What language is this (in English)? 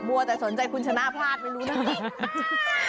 Thai